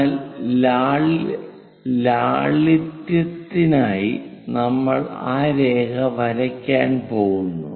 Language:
Malayalam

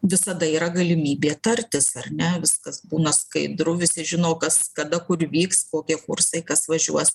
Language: Lithuanian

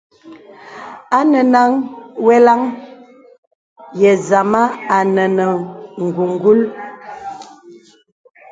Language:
Bebele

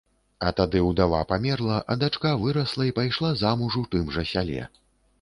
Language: Belarusian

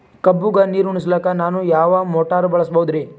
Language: Kannada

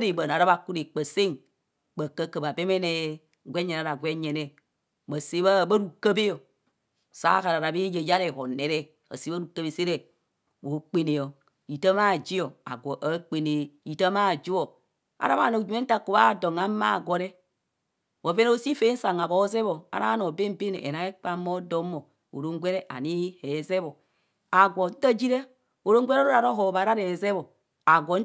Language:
Kohumono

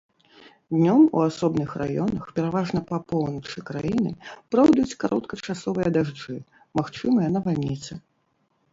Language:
Belarusian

